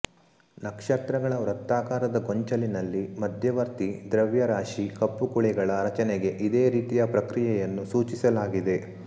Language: Kannada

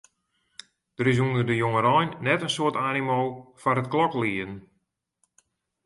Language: Western Frisian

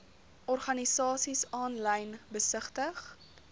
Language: Afrikaans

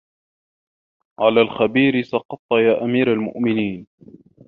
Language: Arabic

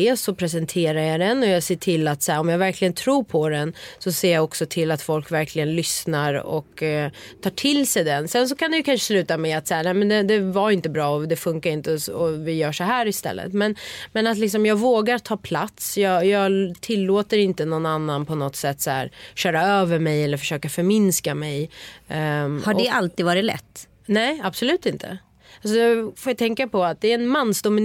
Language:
Swedish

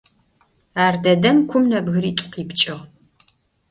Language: Adyghe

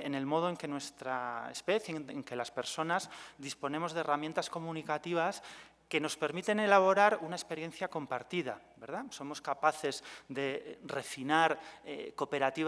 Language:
Spanish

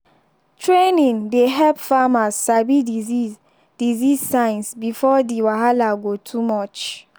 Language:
Nigerian Pidgin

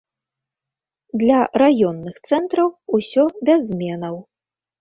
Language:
Belarusian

